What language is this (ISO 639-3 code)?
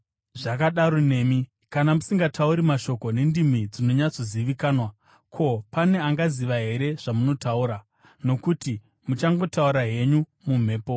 sna